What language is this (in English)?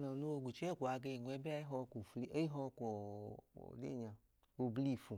Idoma